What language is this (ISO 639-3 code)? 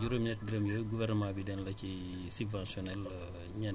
wol